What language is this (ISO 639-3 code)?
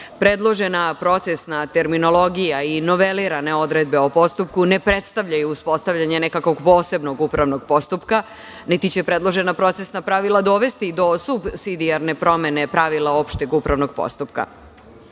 srp